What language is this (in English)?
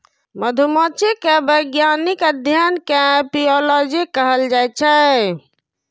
Maithili